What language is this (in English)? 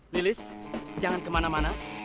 Indonesian